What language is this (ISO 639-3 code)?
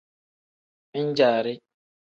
kdh